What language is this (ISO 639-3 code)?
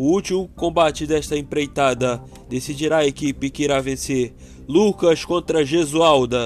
por